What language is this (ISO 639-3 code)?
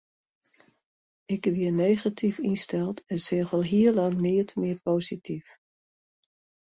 fry